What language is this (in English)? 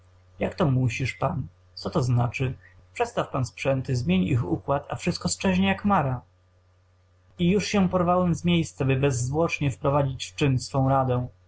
Polish